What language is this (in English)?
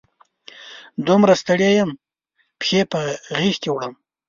Pashto